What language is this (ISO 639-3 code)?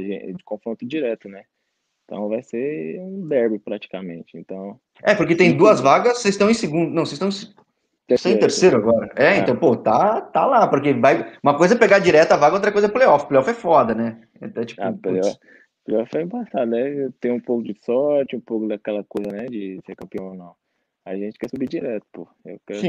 por